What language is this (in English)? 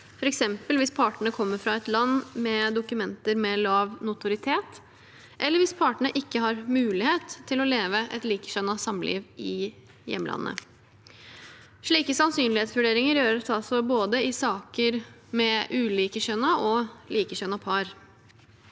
Norwegian